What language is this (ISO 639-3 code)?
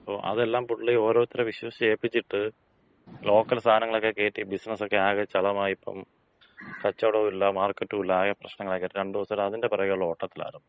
mal